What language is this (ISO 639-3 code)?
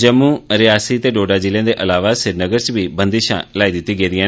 doi